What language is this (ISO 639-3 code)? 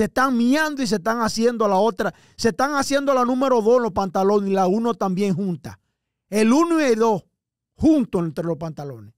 spa